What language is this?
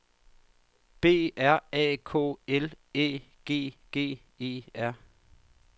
Danish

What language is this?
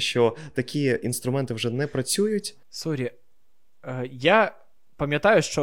Ukrainian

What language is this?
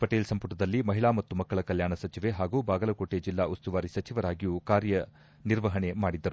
Kannada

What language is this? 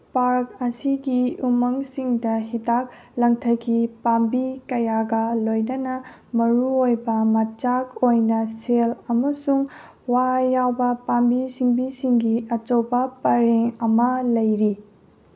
Manipuri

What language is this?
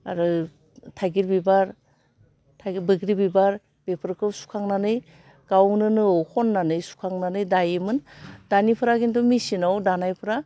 Bodo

